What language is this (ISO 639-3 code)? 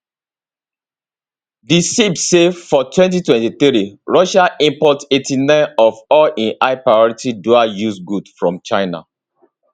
pcm